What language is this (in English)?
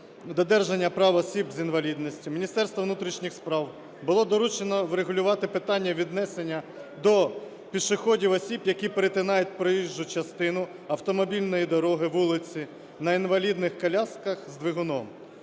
Ukrainian